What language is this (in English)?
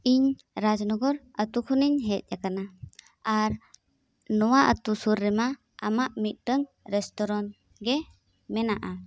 Santali